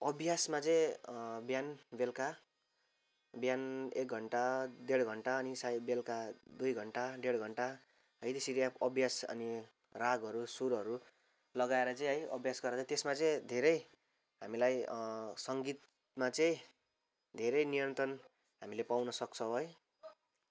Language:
Nepali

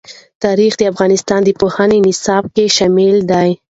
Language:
Pashto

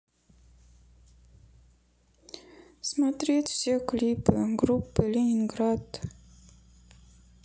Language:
Russian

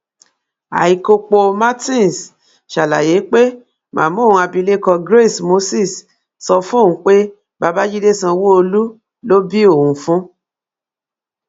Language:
Yoruba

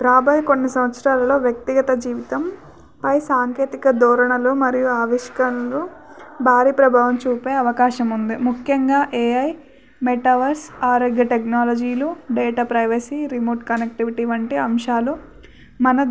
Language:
Telugu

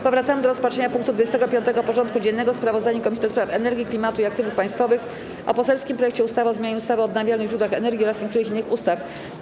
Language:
Polish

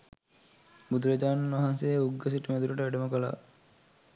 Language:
Sinhala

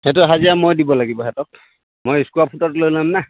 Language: Assamese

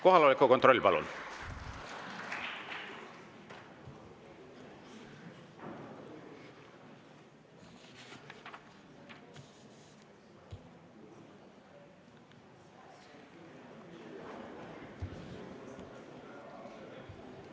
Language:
Estonian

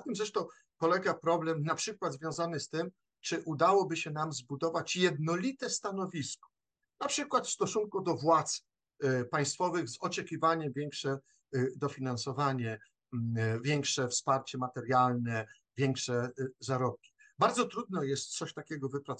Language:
Polish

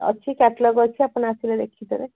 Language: Odia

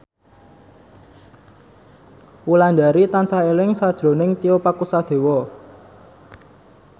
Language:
Javanese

